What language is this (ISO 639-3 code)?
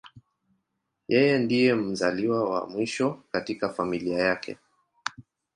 swa